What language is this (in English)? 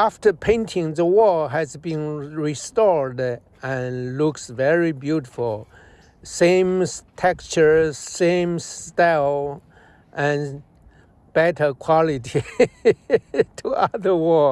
English